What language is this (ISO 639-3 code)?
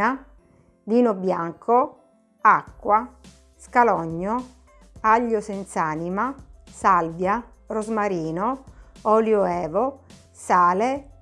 ita